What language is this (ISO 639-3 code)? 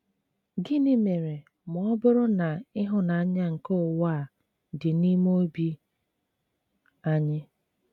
ibo